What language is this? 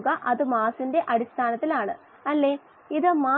Malayalam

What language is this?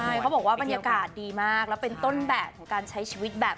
Thai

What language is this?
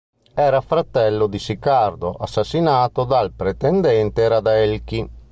Italian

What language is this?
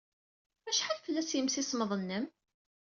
Kabyle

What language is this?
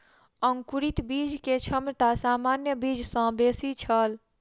Maithili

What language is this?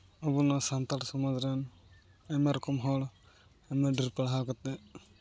Santali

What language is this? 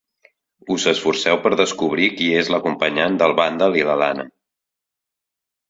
Catalan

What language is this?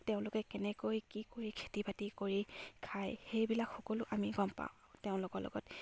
Assamese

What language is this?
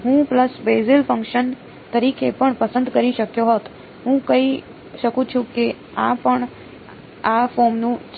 Gujarati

